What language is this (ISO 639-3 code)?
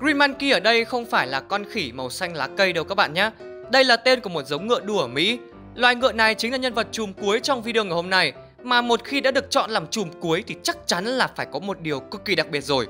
vie